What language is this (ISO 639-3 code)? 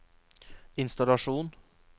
nor